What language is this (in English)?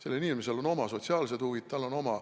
Estonian